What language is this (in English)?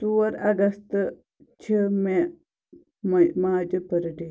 Kashmiri